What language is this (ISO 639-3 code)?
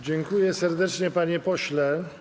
pol